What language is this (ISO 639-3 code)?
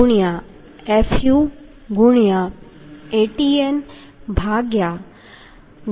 guj